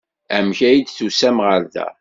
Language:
Kabyle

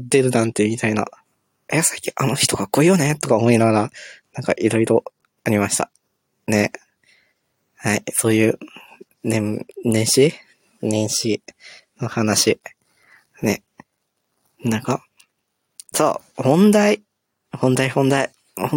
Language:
Japanese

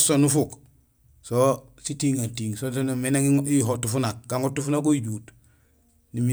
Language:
Gusilay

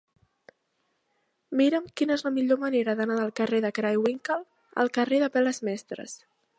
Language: Catalan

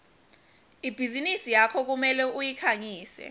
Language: Swati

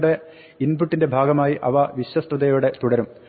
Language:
Malayalam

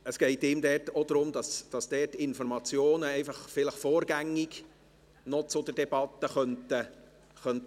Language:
Swiss German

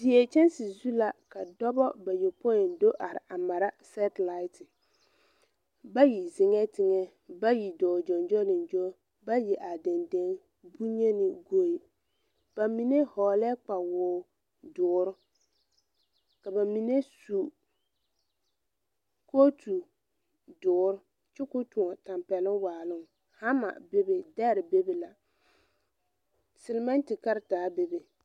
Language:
Southern Dagaare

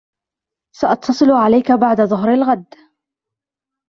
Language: Arabic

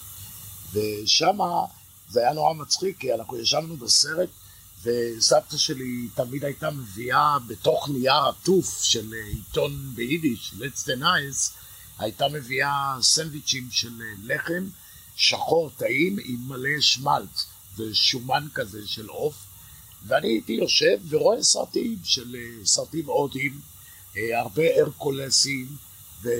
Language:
Hebrew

